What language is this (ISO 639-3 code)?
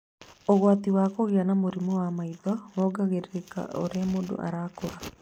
kik